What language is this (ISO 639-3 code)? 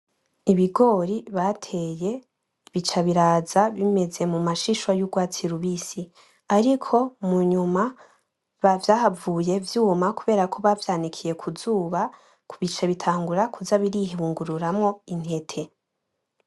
run